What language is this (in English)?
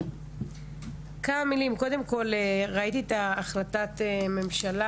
Hebrew